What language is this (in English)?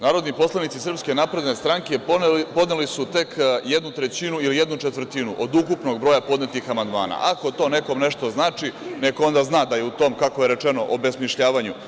Serbian